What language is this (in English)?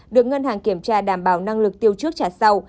Vietnamese